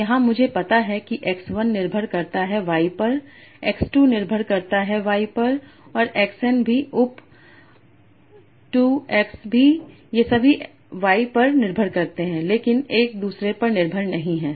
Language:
Hindi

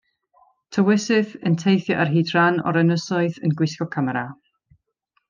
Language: Welsh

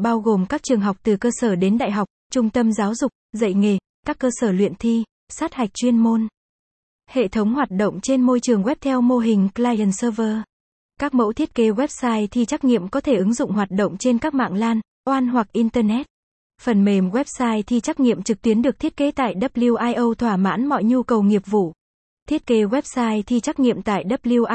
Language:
Vietnamese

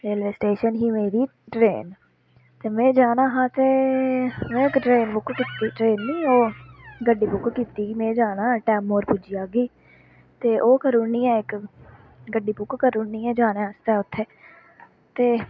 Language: Dogri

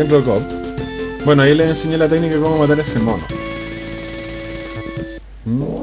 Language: Spanish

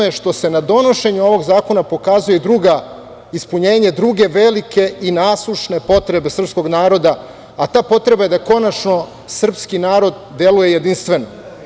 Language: Serbian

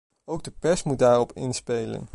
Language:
Dutch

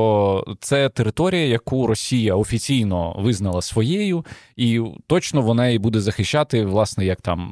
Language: Ukrainian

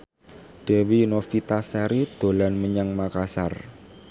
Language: Javanese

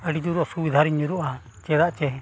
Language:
Santali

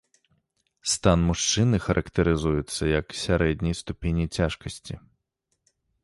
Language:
Belarusian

